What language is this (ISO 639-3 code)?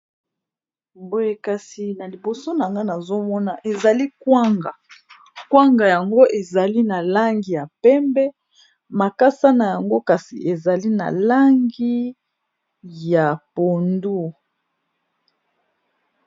lin